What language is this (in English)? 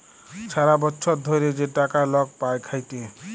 Bangla